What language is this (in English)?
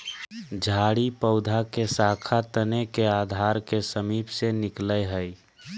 Magahi